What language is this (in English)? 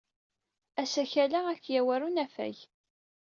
Kabyle